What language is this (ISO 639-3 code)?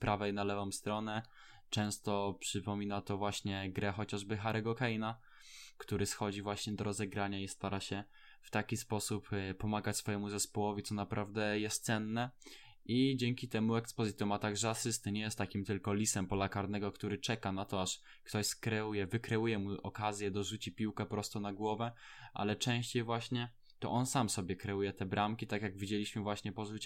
pol